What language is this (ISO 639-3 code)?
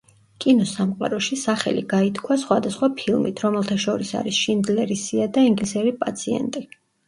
kat